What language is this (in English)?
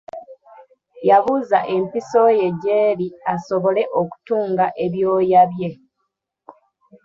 Ganda